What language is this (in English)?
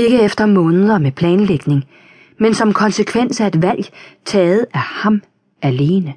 Danish